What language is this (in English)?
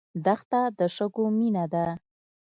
Pashto